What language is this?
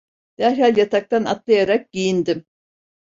Turkish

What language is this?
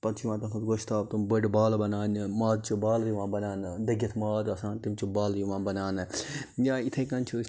Kashmiri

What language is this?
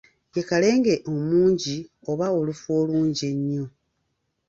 Ganda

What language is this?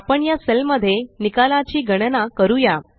Marathi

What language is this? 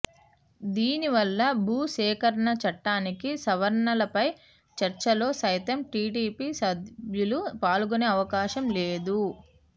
Telugu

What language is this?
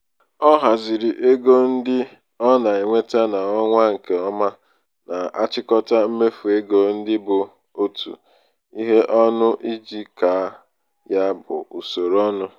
Igbo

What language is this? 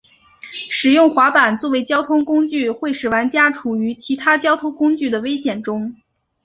Chinese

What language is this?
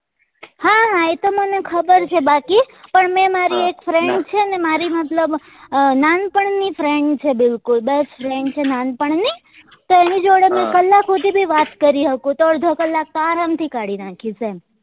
Gujarati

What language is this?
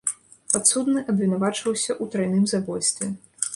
Belarusian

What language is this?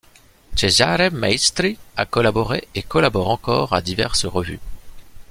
French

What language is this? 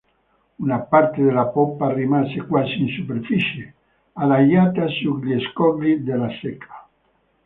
Italian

